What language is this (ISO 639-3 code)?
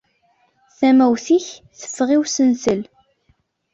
kab